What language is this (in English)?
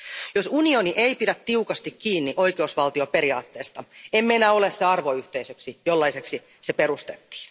Finnish